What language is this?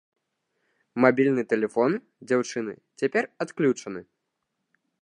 Belarusian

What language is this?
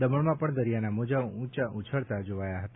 Gujarati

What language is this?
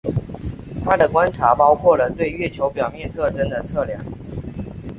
Chinese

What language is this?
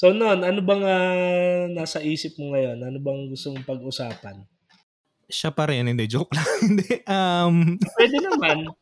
Filipino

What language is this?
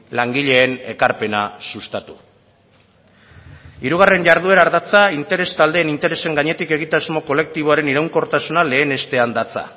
Basque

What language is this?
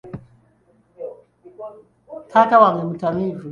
Ganda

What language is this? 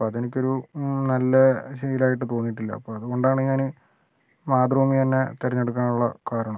Malayalam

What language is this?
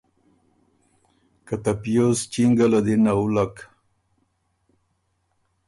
Ormuri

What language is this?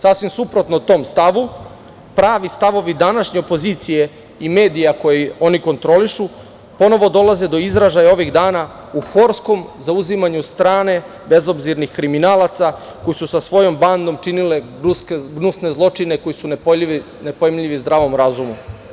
Serbian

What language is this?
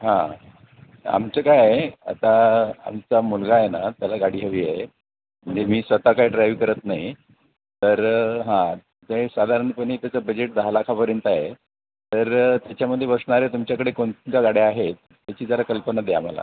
Marathi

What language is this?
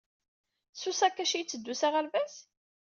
Kabyle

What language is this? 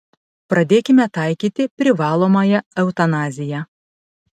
Lithuanian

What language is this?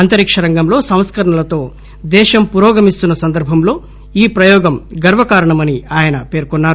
Telugu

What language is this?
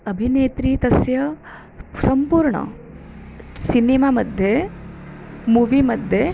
Sanskrit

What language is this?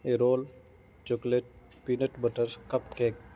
Urdu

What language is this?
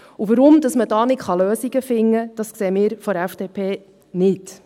Swiss German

